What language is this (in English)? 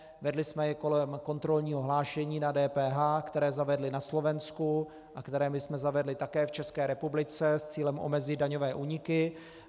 Czech